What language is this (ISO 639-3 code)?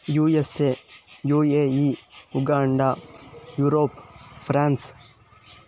san